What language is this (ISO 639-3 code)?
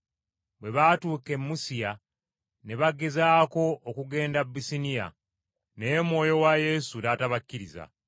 lug